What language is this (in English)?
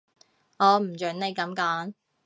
Cantonese